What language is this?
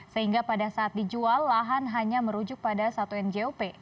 Indonesian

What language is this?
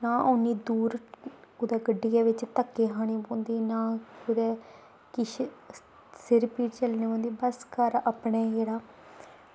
Dogri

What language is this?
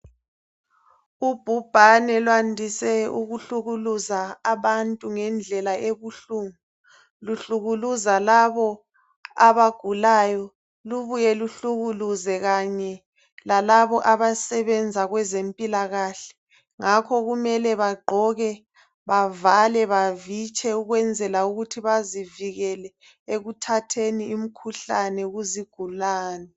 North Ndebele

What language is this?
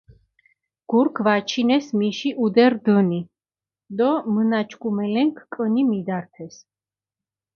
Mingrelian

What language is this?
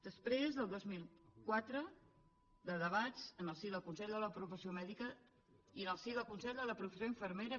Catalan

